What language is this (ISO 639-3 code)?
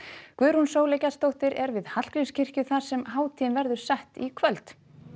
isl